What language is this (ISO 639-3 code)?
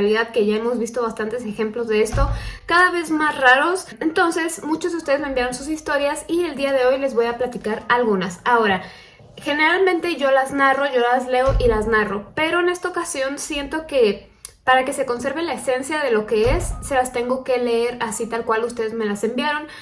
spa